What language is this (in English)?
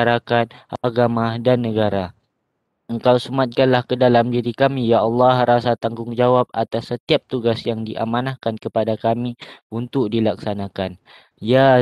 Malay